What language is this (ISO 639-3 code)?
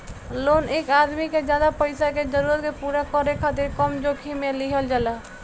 bho